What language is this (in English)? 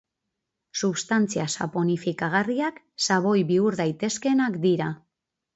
Basque